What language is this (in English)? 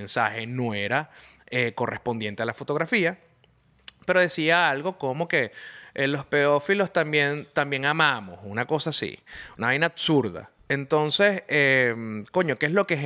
Spanish